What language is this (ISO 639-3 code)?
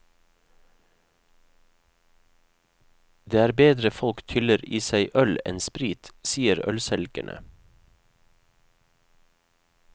nor